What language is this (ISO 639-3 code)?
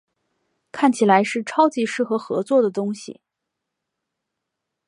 zho